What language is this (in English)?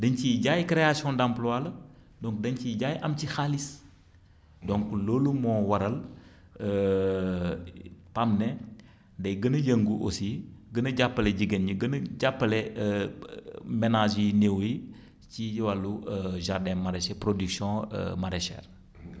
Wolof